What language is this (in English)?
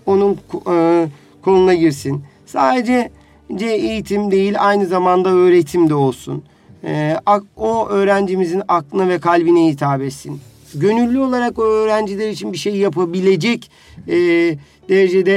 Turkish